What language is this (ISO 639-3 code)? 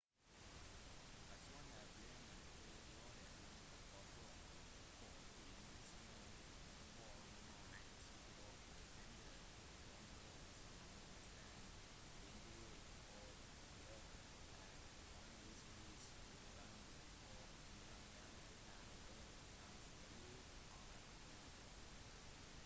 nob